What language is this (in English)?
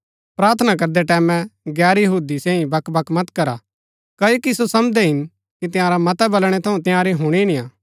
Gaddi